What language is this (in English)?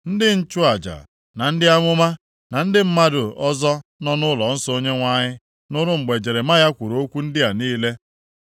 Igbo